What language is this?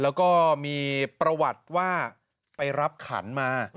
Thai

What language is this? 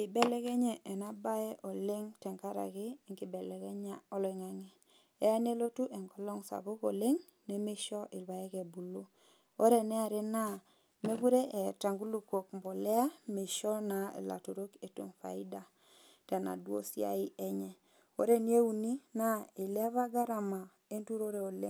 Masai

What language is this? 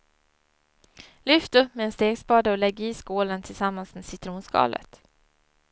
Swedish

